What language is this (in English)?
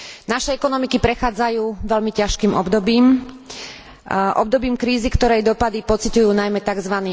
Slovak